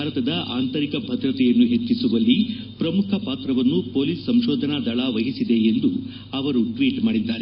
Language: Kannada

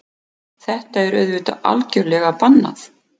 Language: Icelandic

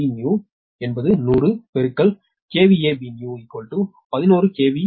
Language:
Tamil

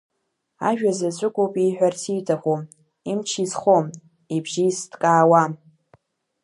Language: Abkhazian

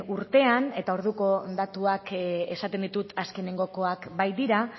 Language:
Basque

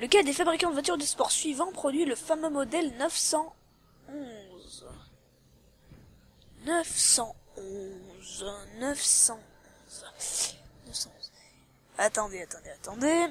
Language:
French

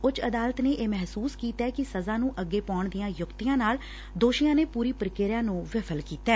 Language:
Punjabi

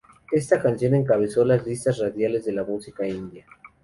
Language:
Spanish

